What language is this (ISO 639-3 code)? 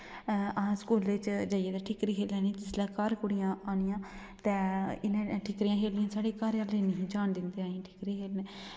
doi